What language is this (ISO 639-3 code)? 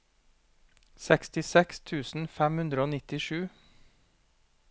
nor